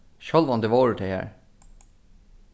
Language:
Faroese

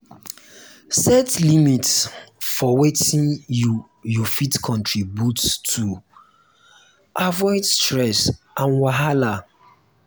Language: Nigerian Pidgin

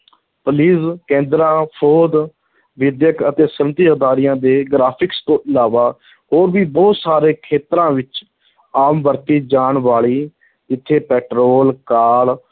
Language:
Punjabi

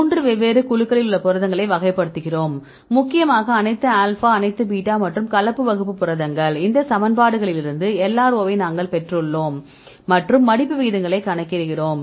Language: Tamil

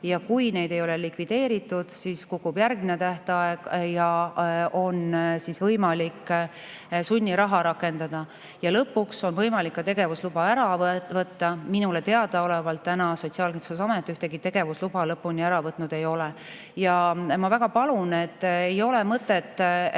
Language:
Estonian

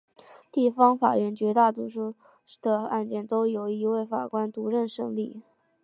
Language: Chinese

